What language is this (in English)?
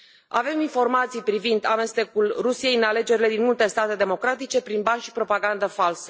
Romanian